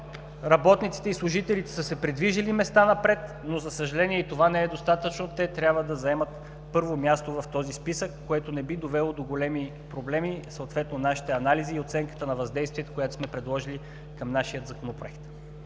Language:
Bulgarian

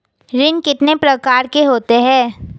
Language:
Hindi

